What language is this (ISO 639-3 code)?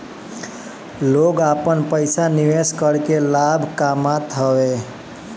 bho